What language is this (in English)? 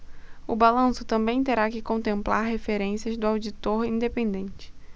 Portuguese